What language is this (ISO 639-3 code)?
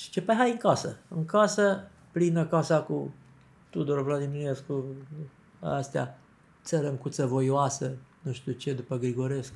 ron